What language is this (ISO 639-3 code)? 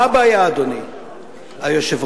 heb